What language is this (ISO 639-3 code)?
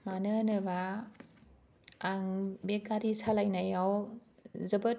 brx